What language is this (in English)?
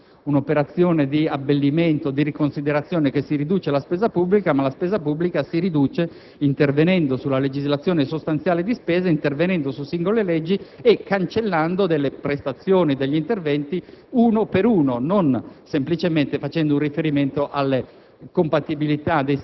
Italian